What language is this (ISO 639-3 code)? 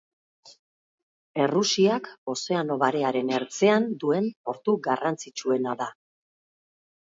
eus